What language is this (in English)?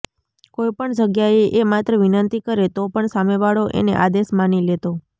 Gujarati